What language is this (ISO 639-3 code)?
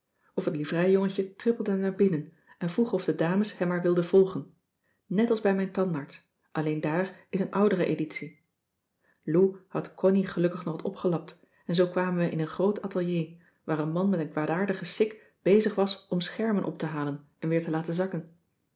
nld